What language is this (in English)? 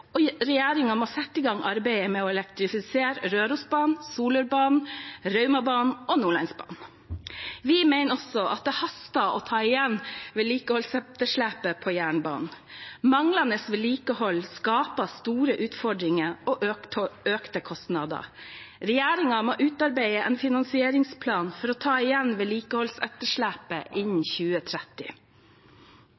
Norwegian Bokmål